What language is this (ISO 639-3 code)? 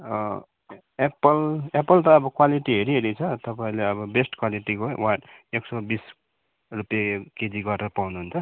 nep